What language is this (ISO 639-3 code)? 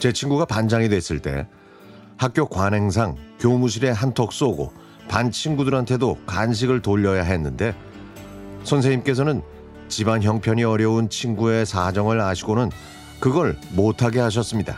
kor